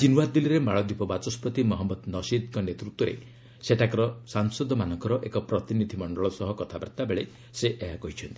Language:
Odia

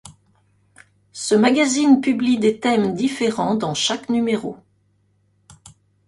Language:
French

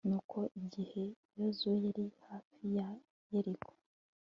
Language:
Kinyarwanda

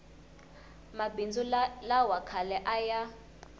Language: Tsonga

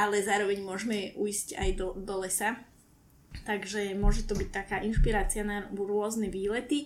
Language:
Slovak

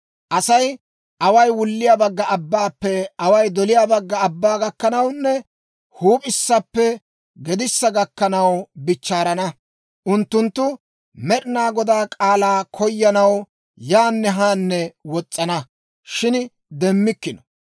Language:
Dawro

